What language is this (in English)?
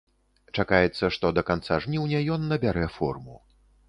Belarusian